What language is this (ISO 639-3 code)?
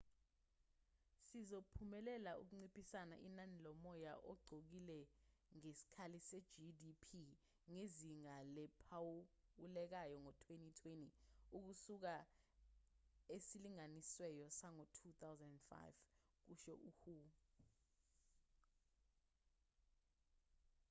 zul